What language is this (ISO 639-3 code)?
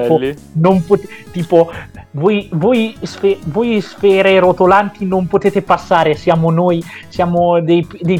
ita